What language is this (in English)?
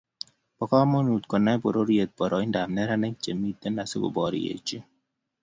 Kalenjin